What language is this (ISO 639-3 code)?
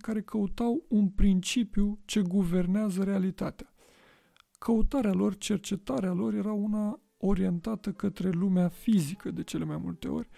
ron